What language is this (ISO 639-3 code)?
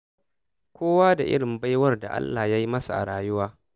hau